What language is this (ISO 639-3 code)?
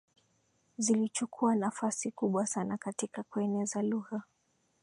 swa